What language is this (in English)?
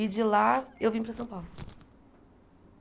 Portuguese